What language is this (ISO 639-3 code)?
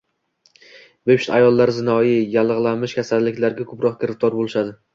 uzb